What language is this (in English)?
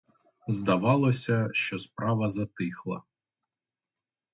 Ukrainian